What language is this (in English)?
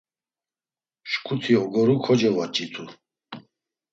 Laz